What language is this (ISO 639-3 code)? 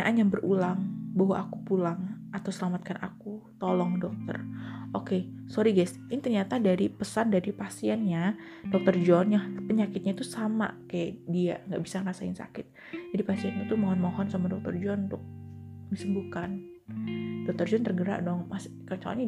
ind